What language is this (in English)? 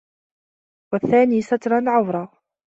Arabic